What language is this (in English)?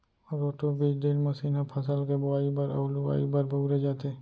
Chhattisgarhi